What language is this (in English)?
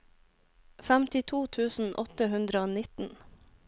Norwegian